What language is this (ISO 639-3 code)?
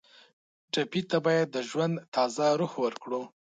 pus